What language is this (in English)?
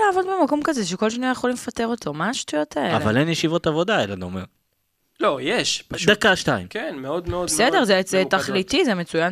Hebrew